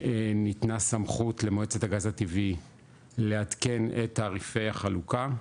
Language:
Hebrew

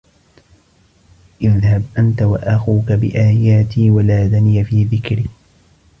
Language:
Arabic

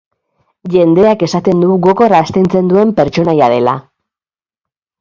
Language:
Basque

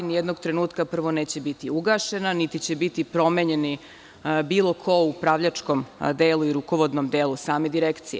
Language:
Serbian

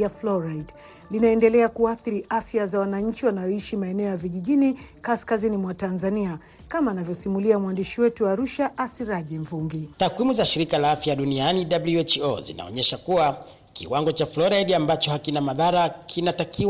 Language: Swahili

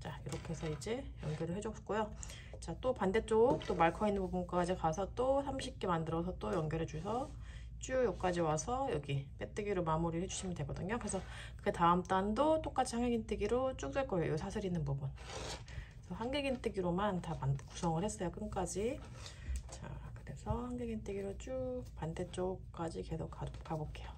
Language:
Korean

